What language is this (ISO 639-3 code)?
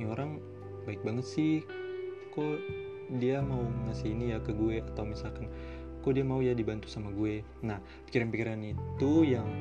ind